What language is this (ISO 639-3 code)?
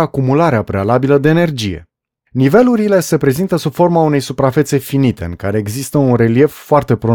ron